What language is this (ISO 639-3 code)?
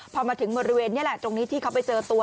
tha